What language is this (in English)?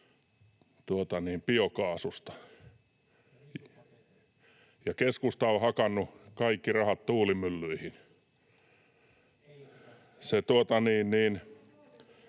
Finnish